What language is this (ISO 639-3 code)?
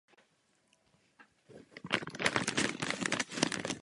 ces